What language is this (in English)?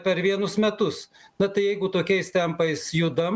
Lithuanian